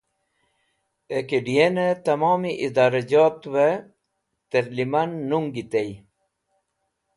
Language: Wakhi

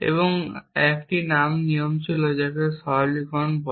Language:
Bangla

